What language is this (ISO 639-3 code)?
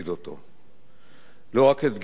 heb